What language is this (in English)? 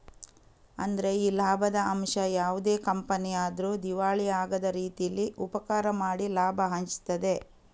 Kannada